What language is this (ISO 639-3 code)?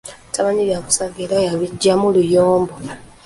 lug